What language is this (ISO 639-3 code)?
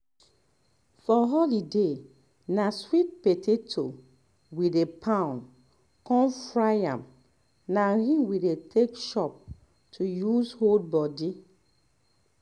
pcm